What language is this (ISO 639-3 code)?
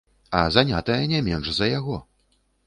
bel